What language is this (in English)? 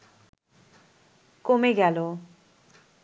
Bangla